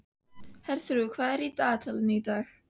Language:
Icelandic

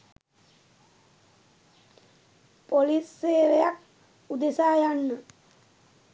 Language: Sinhala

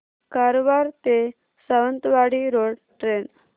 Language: Marathi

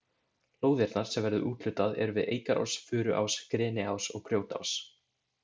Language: Icelandic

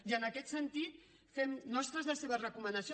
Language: Catalan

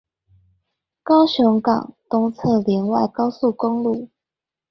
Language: Chinese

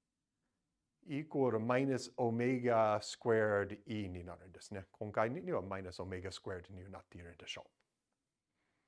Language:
Japanese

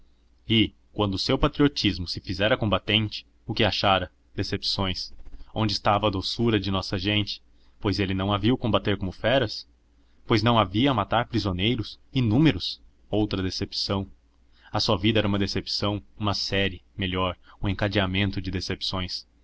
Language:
Portuguese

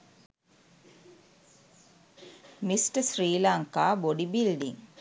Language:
Sinhala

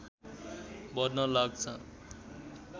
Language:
Nepali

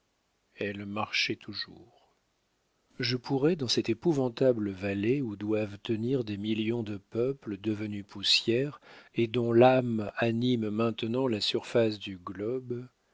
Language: French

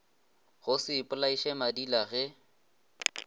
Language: Northern Sotho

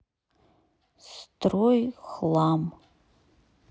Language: Russian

